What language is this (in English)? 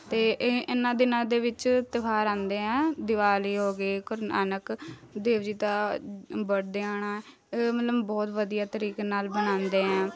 Punjabi